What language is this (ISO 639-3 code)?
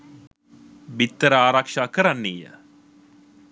sin